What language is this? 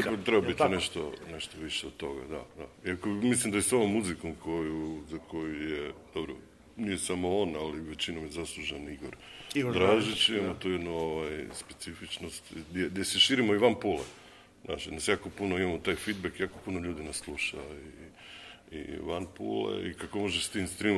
Croatian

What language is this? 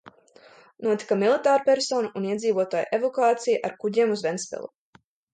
Latvian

